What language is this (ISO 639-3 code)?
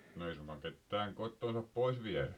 fin